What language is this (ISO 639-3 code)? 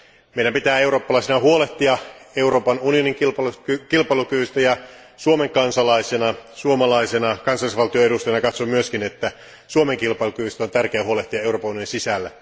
fin